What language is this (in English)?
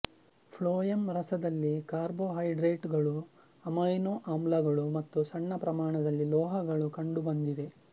Kannada